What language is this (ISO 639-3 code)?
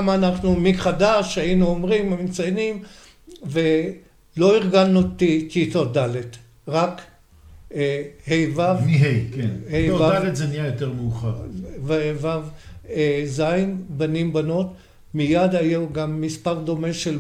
heb